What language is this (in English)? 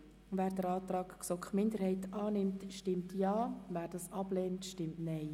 Swiss German